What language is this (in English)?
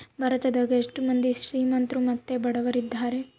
Kannada